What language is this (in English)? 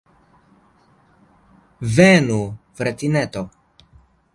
Esperanto